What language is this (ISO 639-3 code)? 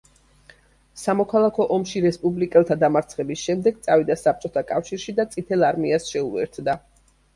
kat